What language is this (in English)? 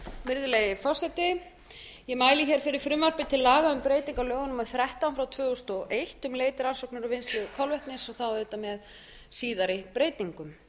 Icelandic